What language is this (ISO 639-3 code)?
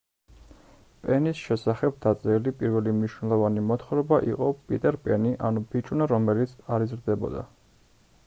kat